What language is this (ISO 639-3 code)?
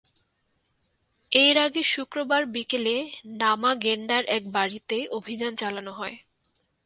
ben